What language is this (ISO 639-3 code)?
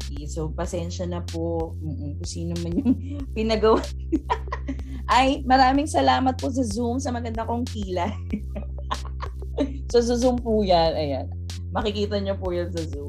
fil